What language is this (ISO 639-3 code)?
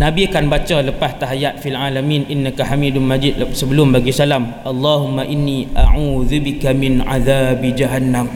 msa